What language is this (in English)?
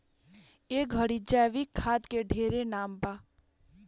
Bhojpuri